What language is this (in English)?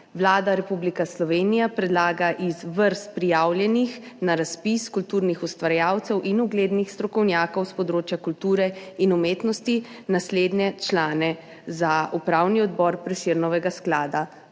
Slovenian